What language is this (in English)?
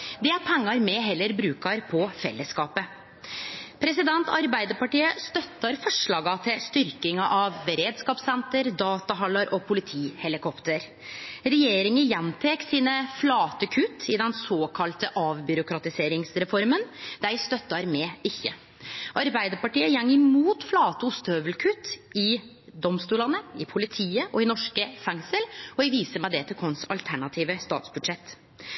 Norwegian Nynorsk